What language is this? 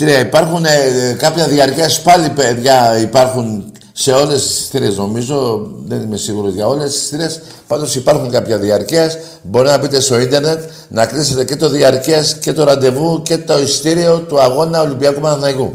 Greek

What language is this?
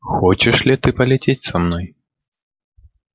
Russian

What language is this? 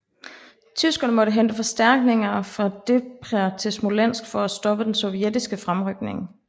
Danish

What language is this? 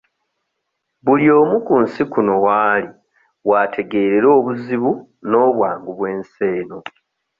Ganda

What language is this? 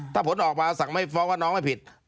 Thai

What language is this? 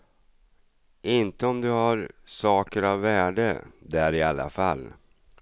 Swedish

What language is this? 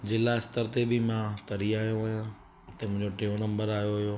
Sindhi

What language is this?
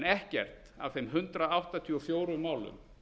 Icelandic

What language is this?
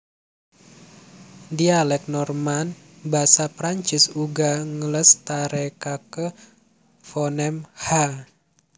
Javanese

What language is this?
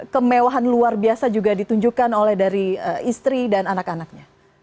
Indonesian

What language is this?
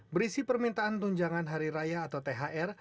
Indonesian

